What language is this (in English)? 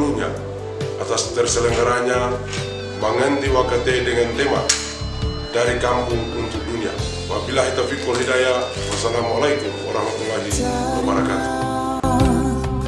Indonesian